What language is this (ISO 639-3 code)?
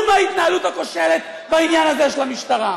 heb